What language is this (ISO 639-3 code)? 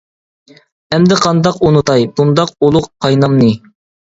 uig